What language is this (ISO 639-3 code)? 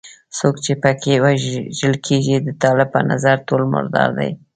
pus